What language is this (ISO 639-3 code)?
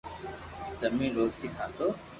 lrk